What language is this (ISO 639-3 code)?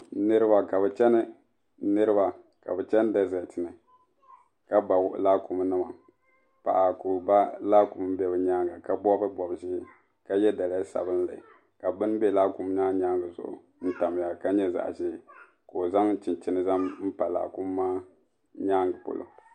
dag